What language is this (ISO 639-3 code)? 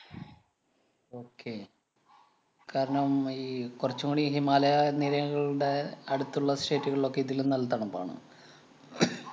mal